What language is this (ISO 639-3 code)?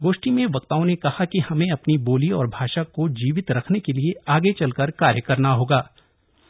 hin